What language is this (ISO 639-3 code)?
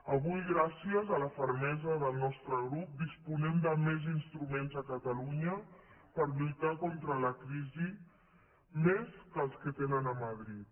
cat